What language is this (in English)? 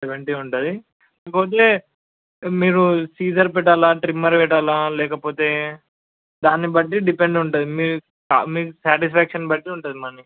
Telugu